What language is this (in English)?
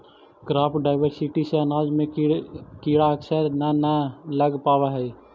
Magahi